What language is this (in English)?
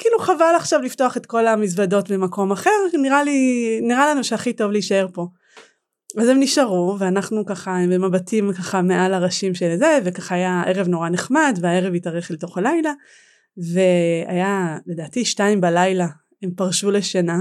Hebrew